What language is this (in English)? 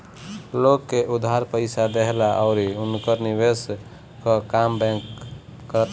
Bhojpuri